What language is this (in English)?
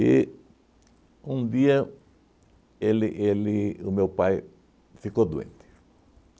Portuguese